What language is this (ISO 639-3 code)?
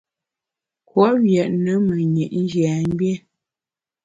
bax